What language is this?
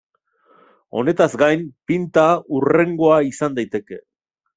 Basque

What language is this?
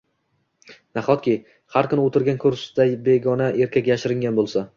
Uzbek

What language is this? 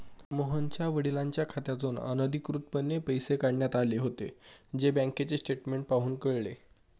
Marathi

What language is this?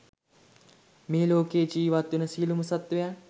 Sinhala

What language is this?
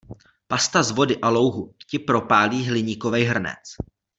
Czech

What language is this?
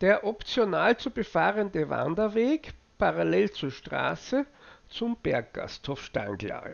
German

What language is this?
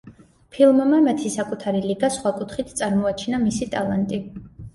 Georgian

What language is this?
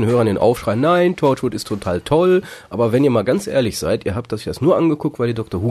German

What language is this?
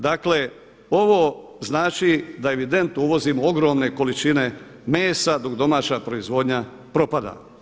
Croatian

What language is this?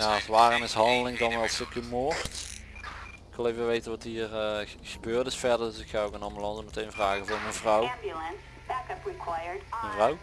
Dutch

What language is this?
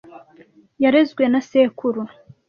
Kinyarwanda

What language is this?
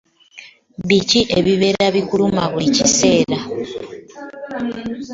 Ganda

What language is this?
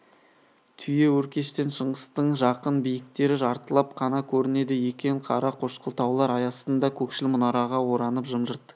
Kazakh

